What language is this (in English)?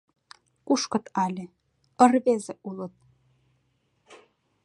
Mari